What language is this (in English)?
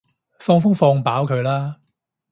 Cantonese